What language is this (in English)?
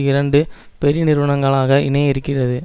Tamil